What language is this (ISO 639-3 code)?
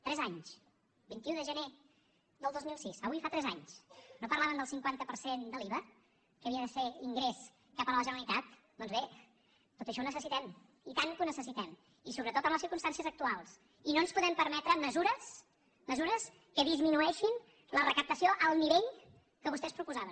cat